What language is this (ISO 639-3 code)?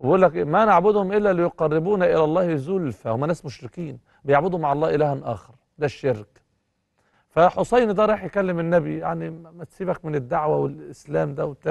ara